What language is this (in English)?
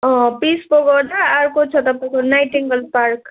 Nepali